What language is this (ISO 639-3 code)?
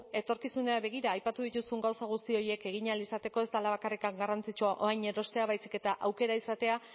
eus